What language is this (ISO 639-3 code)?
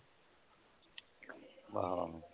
pan